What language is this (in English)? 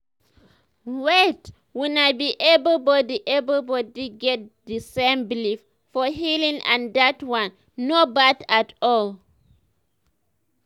Nigerian Pidgin